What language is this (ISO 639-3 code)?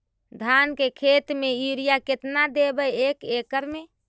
mag